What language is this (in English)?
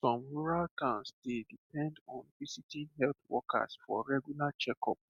Nigerian Pidgin